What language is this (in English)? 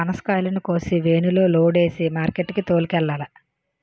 Telugu